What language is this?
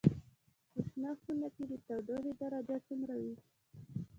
Pashto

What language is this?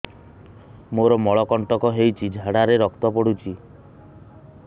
Odia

